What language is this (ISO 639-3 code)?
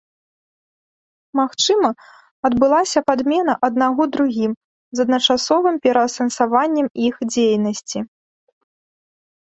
bel